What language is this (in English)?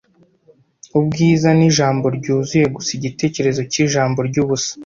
Kinyarwanda